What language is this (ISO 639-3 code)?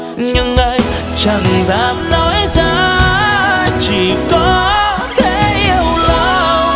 vie